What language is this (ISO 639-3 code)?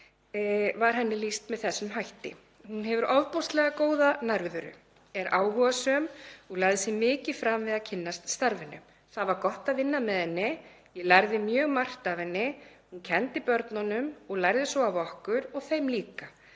isl